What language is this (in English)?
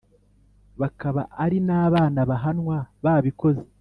Kinyarwanda